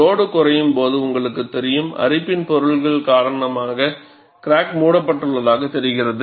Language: Tamil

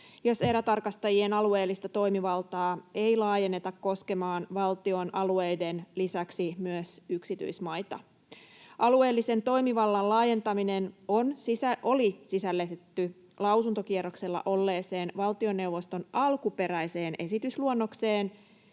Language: Finnish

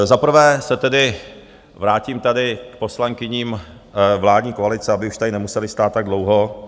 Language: Czech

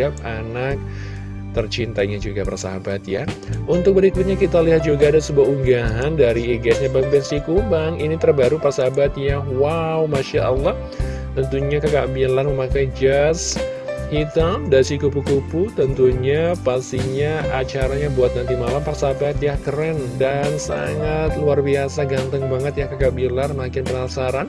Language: Indonesian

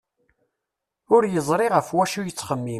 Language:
Kabyle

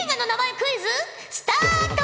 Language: Japanese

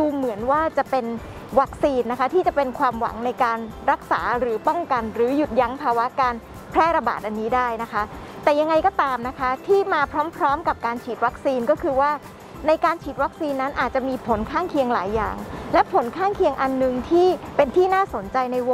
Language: Thai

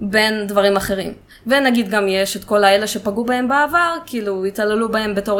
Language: Hebrew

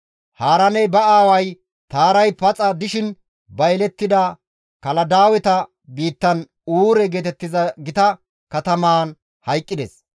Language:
Gamo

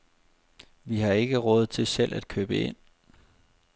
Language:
Danish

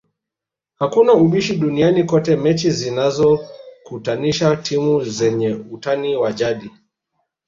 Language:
Swahili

